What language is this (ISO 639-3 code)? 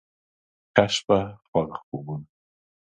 pus